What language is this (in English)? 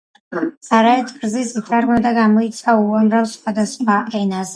Georgian